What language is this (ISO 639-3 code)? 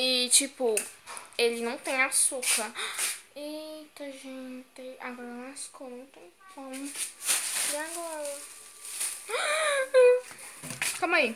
por